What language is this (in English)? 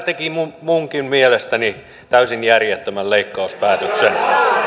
Finnish